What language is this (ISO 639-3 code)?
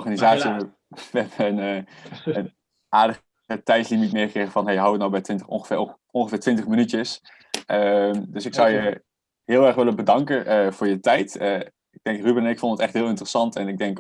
nld